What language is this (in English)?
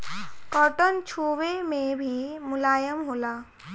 Bhojpuri